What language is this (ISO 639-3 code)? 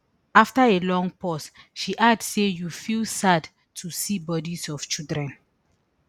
pcm